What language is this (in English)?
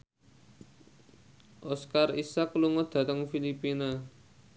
Javanese